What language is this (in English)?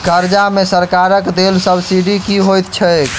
Maithili